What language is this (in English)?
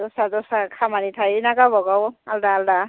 Bodo